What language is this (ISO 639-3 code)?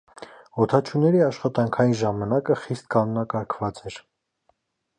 hye